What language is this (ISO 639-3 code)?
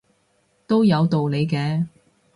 yue